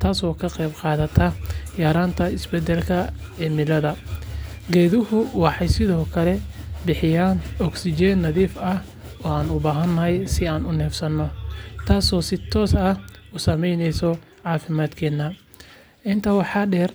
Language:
Somali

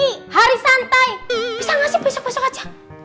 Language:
Indonesian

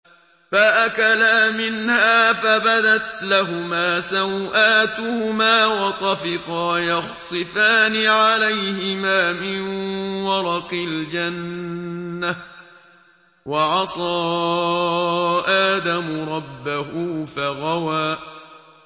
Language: Arabic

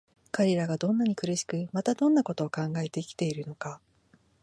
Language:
Japanese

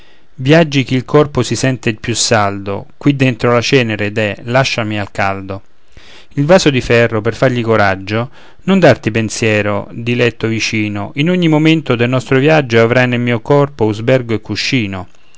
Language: Italian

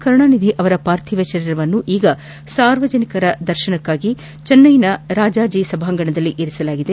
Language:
Kannada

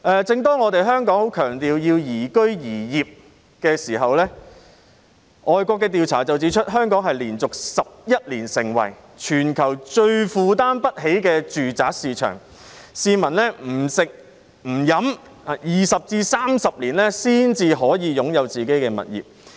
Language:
Cantonese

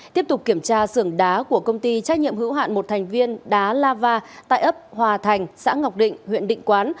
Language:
Vietnamese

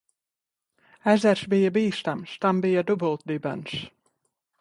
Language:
Latvian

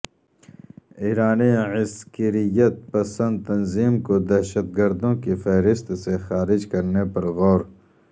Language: Urdu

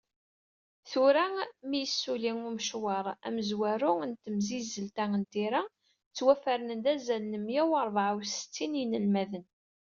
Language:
Kabyle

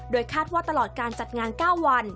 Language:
Thai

